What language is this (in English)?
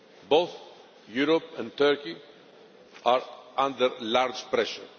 English